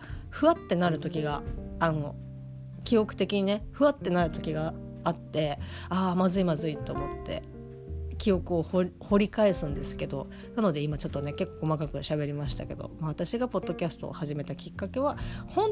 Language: Japanese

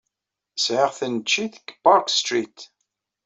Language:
Kabyle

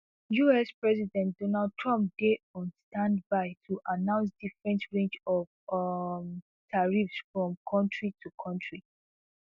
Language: Nigerian Pidgin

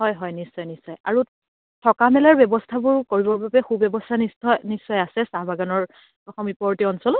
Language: Assamese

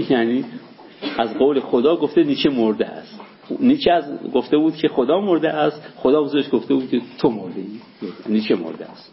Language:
Persian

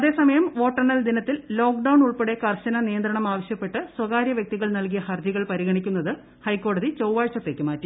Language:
Malayalam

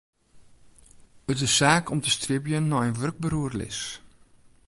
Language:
Western Frisian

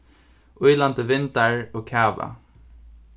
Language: Faroese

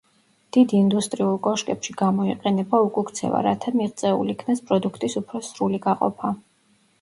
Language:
Georgian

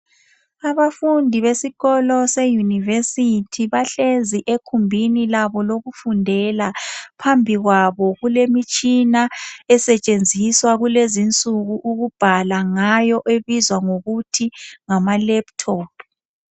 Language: North Ndebele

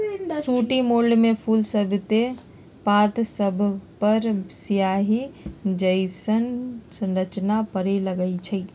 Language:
Magahi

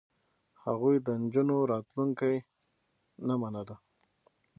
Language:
Pashto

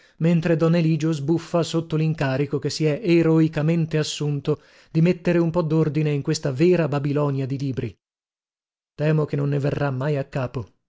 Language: Italian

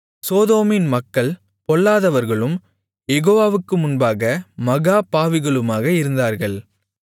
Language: Tamil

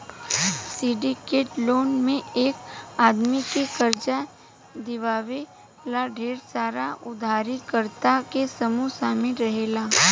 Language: Bhojpuri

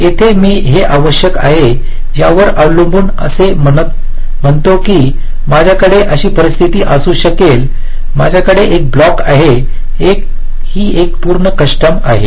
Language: Marathi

